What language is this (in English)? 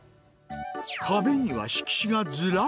Japanese